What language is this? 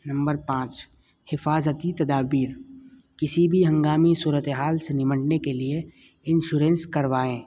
Urdu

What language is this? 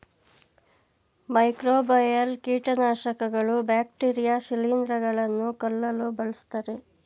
Kannada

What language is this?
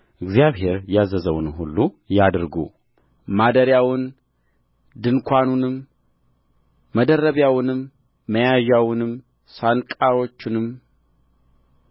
Amharic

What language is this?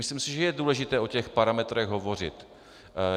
Czech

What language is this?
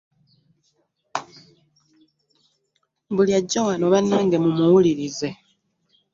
Ganda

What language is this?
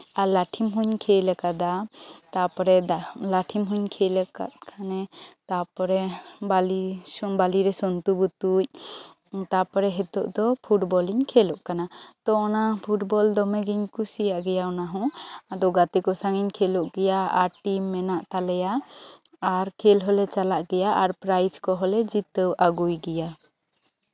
Santali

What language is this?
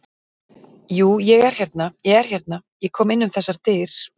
Icelandic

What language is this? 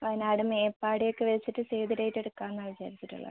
Malayalam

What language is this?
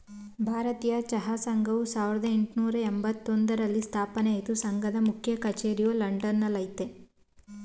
Kannada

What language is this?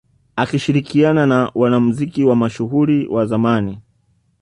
Swahili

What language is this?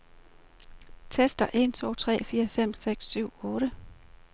Danish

